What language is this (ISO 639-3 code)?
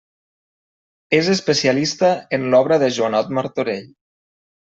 cat